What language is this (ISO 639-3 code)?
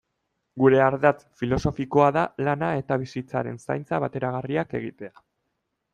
eus